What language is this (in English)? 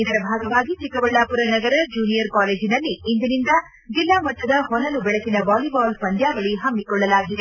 Kannada